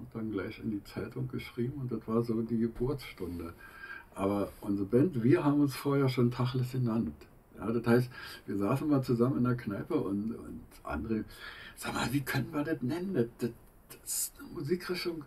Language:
German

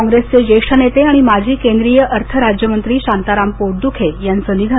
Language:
Marathi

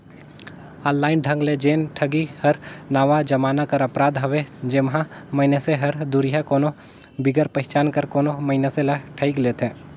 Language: Chhattisgarhi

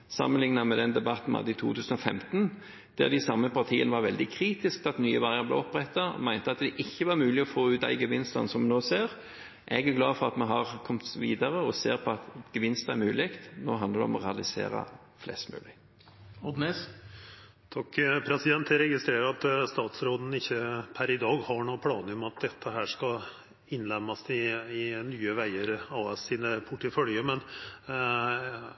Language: Norwegian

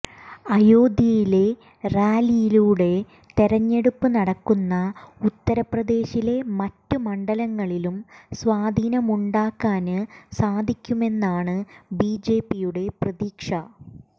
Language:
Malayalam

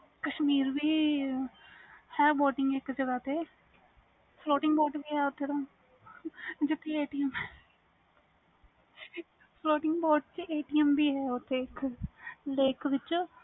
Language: Punjabi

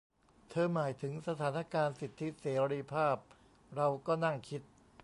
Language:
Thai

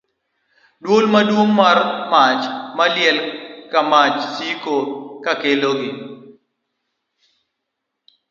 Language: Luo (Kenya and Tanzania)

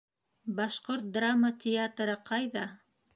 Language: Bashkir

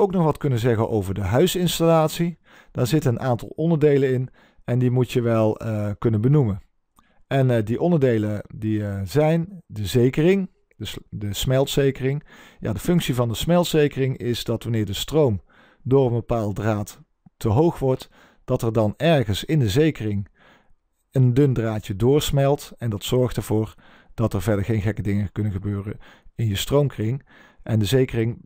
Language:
Dutch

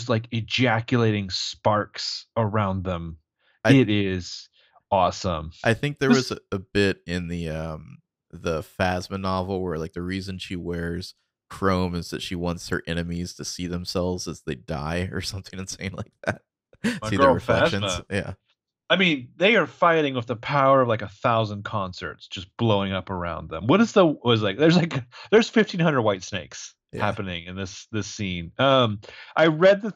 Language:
English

